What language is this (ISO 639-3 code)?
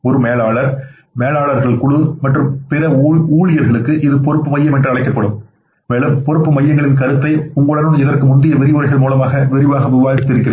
tam